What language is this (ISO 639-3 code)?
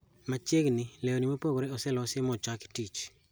luo